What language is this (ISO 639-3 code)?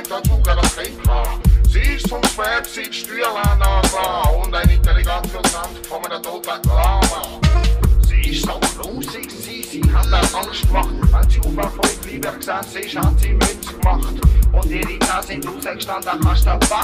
ron